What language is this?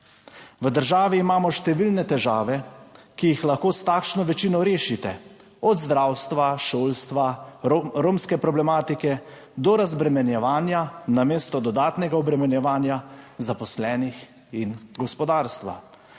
Slovenian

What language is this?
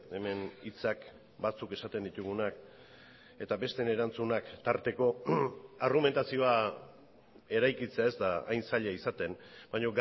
Basque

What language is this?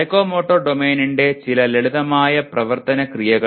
Malayalam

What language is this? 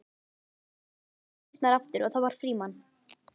Icelandic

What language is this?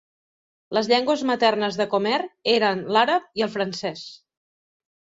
Catalan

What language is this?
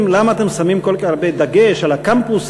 Hebrew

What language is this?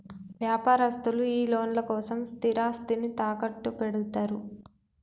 Telugu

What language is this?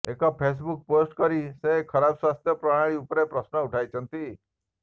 Odia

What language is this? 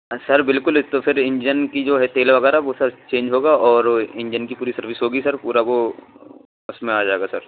Urdu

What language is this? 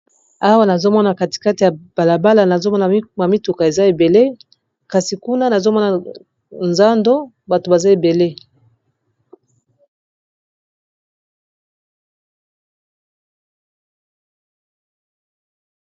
Lingala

